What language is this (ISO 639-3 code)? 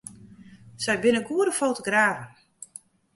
fry